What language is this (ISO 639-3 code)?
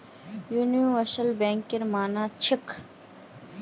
mag